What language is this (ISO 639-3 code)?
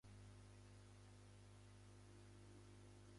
jpn